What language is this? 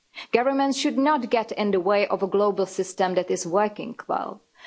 English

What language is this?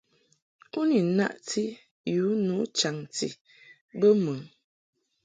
Mungaka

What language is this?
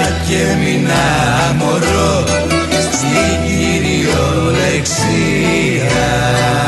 Greek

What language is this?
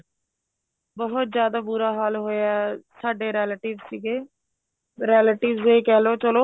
Punjabi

